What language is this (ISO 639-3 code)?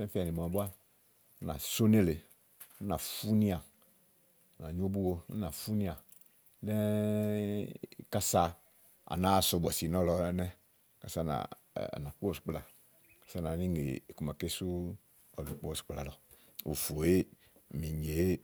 ahl